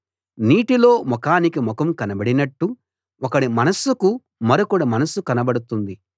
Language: Telugu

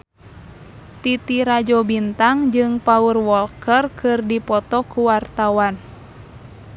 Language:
Sundanese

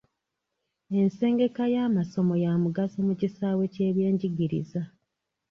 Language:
Ganda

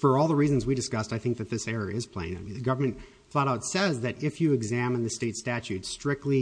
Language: English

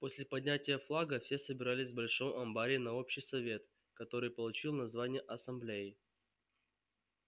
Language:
Russian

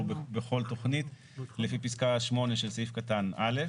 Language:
Hebrew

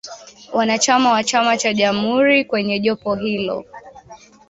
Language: Swahili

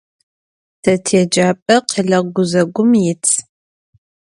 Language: Adyghe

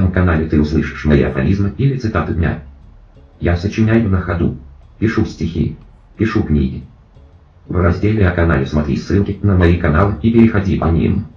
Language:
Russian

